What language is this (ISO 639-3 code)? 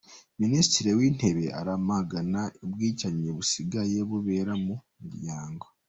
kin